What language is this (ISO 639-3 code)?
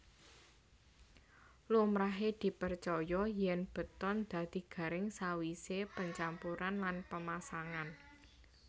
jav